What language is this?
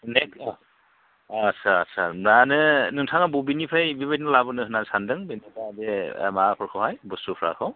Bodo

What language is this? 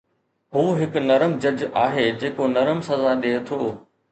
Sindhi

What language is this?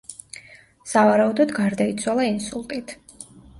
Georgian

